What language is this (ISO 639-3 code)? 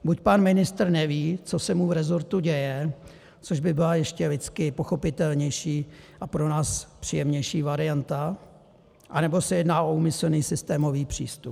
ces